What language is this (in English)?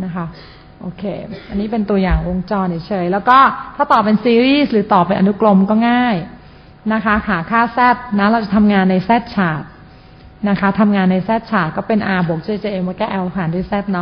Thai